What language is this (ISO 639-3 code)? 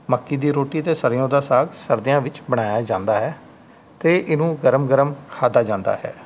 pan